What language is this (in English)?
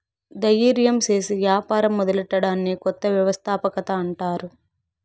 Telugu